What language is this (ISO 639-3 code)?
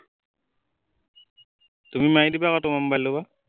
asm